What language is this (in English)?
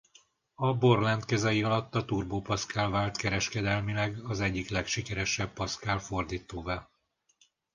Hungarian